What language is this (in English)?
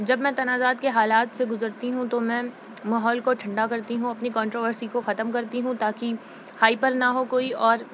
Urdu